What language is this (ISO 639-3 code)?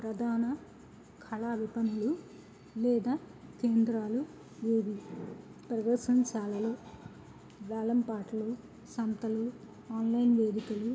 tel